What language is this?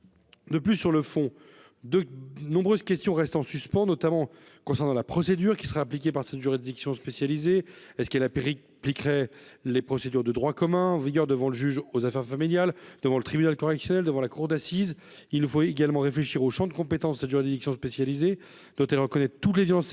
French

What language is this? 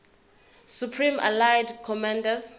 Zulu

